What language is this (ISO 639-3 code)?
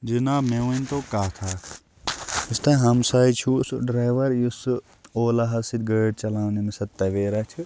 kas